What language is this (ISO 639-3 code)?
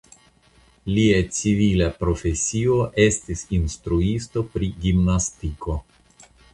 epo